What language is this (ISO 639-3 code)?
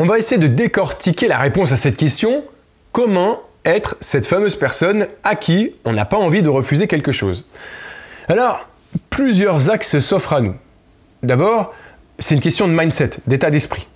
fra